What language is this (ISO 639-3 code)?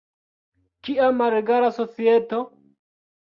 epo